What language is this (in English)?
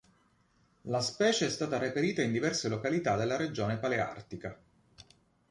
Italian